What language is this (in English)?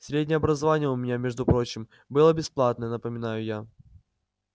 Russian